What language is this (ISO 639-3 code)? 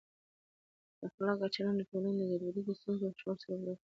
pus